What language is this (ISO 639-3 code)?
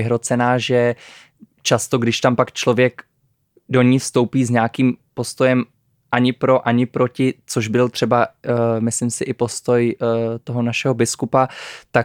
ces